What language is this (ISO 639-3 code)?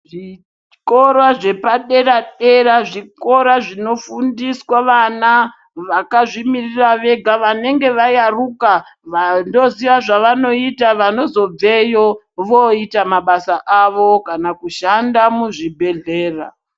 ndc